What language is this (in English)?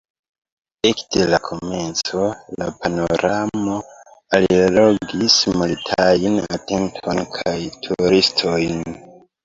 Esperanto